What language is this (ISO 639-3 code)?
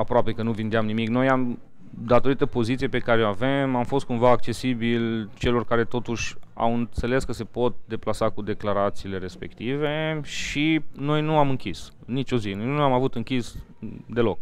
ron